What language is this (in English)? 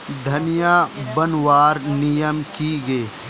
Magahi